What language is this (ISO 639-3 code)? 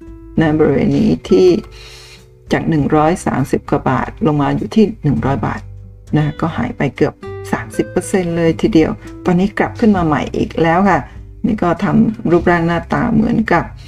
tha